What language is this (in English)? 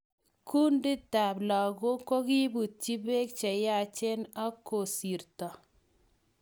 Kalenjin